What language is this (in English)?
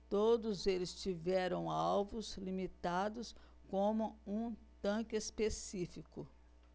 Portuguese